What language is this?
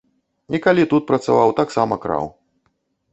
Belarusian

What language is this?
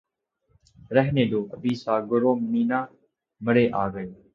Urdu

